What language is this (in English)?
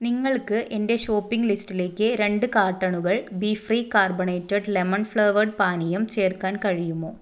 Malayalam